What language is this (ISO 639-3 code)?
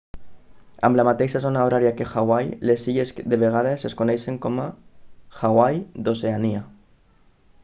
cat